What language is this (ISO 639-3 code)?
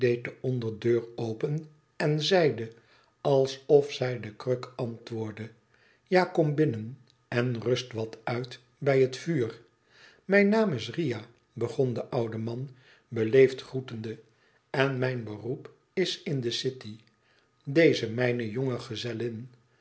nld